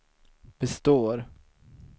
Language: Swedish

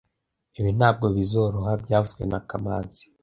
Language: Kinyarwanda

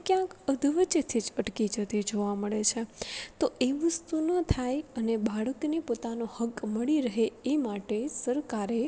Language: Gujarati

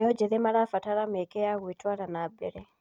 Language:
Kikuyu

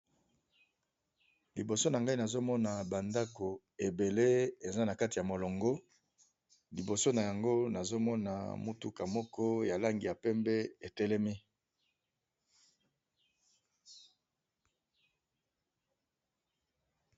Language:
Lingala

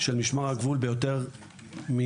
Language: Hebrew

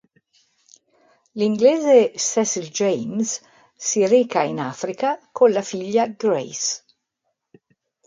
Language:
Italian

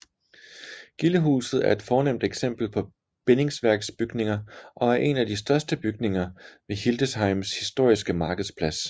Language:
Danish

